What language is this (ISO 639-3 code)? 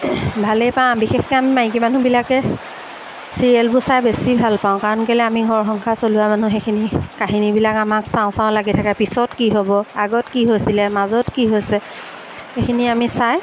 asm